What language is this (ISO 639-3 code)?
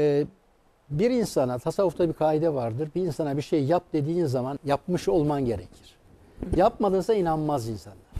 tur